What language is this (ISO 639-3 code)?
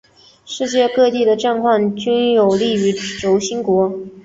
zho